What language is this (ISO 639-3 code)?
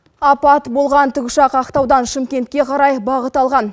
kaz